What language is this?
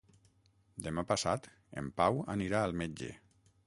Catalan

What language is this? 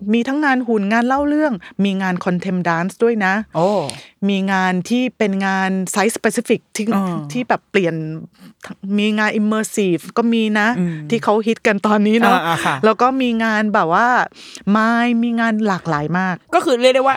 Thai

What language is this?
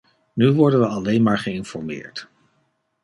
Dutch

